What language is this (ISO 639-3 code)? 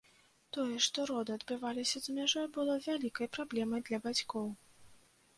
bel